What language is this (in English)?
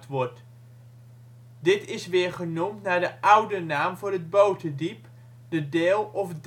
Dutch